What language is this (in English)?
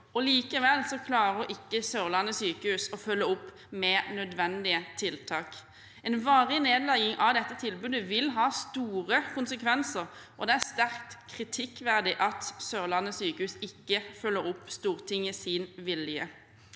Norwegian